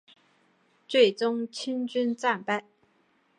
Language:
Chinese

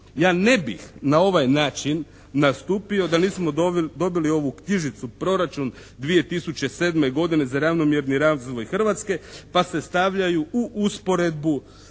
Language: Croatian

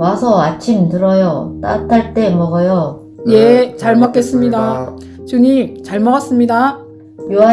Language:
Korean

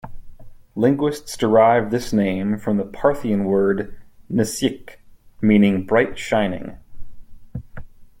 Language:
English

